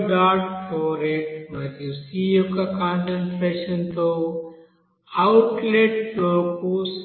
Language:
Telugu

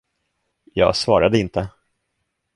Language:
Swedish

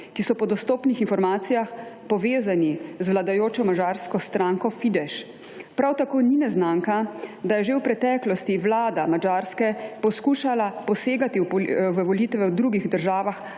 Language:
Slovenian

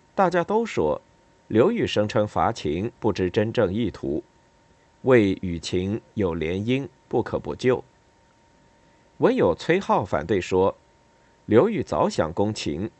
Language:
Chinese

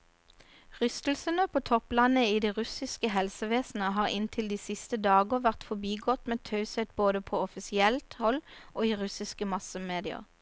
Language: Norwegian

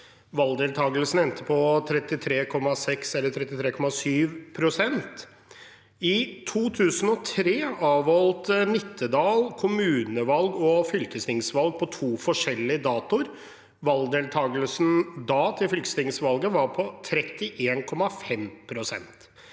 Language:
Norwegian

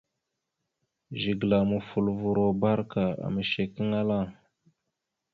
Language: Mada (Cameroon)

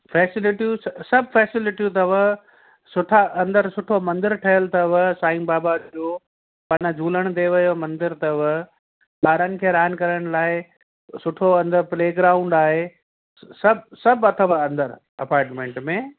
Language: Sindhi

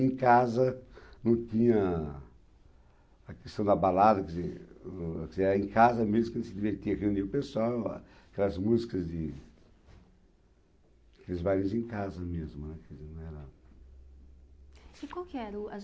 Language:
Portuguese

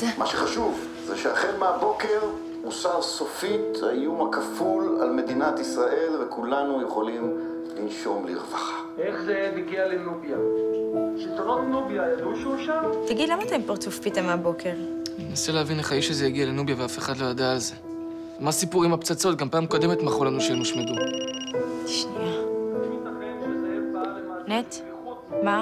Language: Hebrew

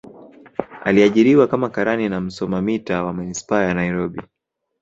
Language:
Swahili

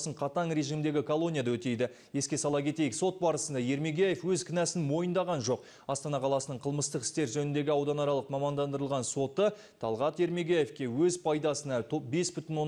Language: Turkish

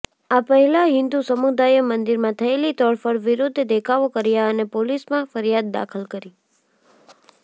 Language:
Gujarati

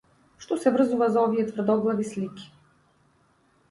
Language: Macedonian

